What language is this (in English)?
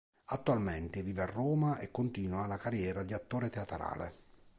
Italian